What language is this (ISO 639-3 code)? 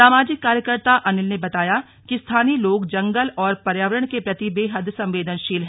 hin